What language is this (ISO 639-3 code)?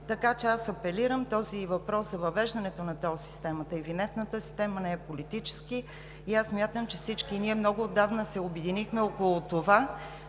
bul